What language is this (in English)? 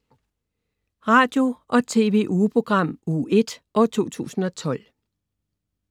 Danish